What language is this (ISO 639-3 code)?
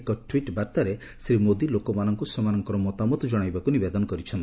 ori